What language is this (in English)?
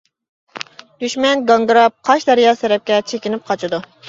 Uyghur